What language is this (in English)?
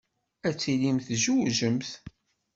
Kabyle